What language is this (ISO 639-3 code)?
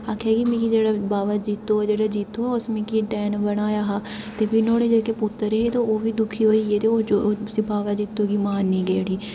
doi